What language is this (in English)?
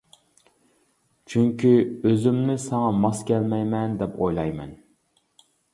Uyghur